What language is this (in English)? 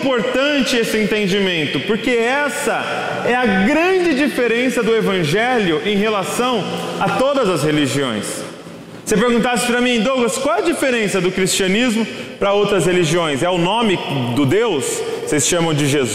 Portuguese